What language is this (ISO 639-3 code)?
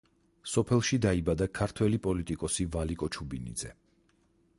kat